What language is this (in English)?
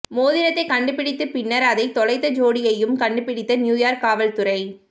Tamil